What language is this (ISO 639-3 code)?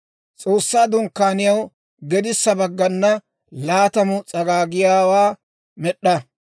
dwr